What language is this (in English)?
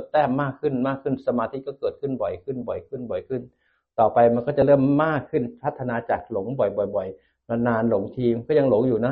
Thai